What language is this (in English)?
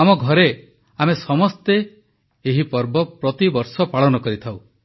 Odia